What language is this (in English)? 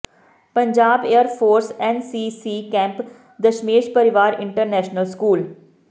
Punjabi